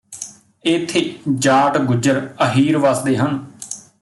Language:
Punjabi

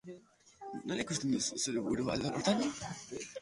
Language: Basque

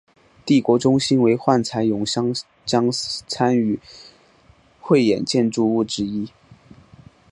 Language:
Chinese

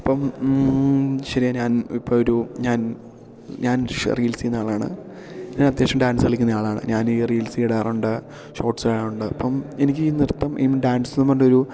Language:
Malayalam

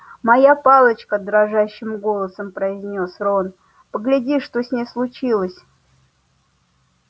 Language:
Russian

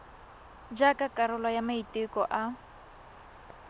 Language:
Tswana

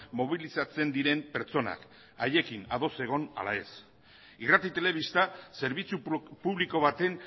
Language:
Basque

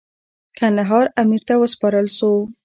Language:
Pashto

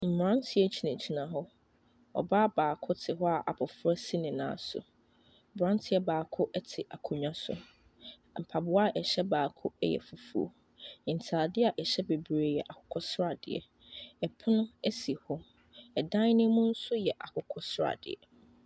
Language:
Akan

